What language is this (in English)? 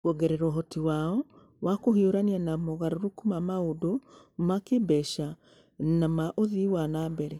Kikuyu